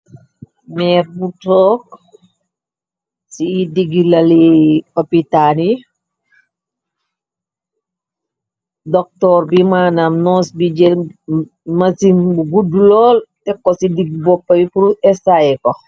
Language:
Wolof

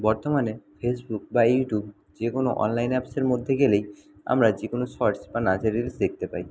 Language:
Bangla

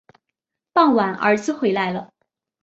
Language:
Chinese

